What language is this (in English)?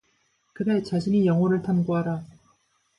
Korean